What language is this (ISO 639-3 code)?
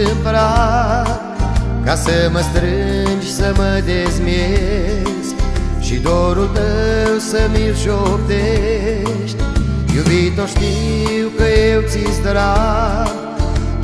ron